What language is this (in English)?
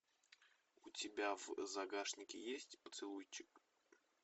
Russian